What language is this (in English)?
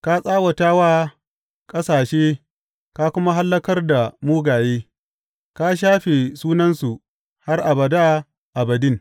Hausa